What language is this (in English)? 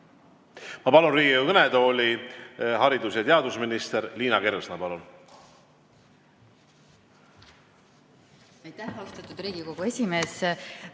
Estonian